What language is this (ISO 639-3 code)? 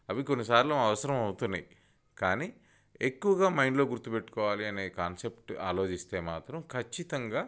tel